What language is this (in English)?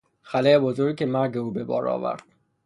Persian